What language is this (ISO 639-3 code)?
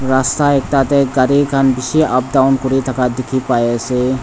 nag